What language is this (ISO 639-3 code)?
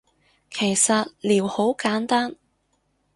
yue